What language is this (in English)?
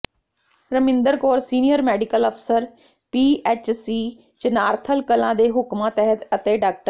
Punjabi